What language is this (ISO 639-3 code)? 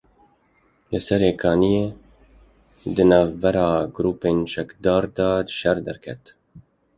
kur